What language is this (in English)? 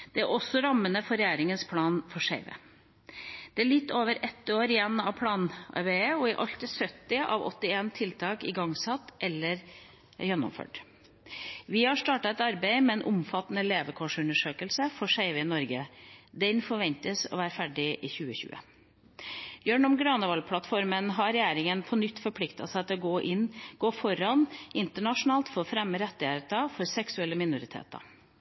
Norwegian Bokmål